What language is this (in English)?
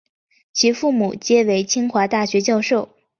Chinese